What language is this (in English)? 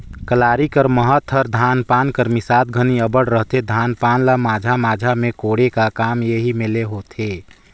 Chhattisgarhi